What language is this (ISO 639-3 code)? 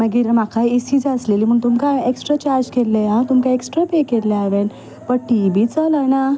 kok